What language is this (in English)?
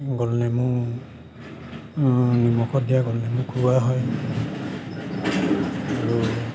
Assamese